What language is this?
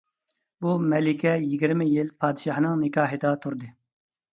Uyghur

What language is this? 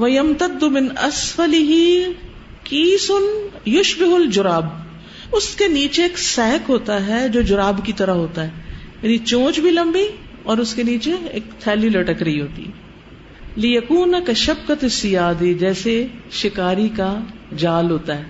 Urdu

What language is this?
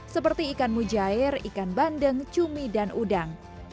Indonesian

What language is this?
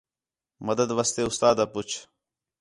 Khetrani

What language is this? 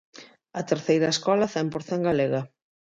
Galician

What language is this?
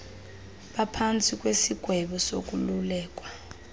Xhosa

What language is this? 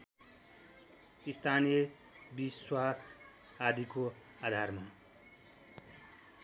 Nepali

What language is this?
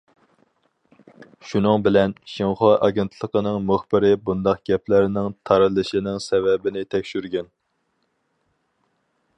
Uyghur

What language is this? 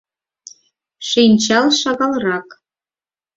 Mari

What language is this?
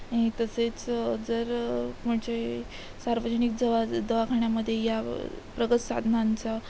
Marathi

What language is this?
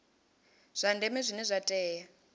Venda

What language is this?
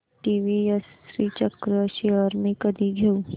Marathi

